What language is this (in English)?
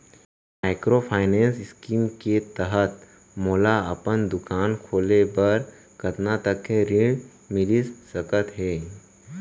Chhattisgarhi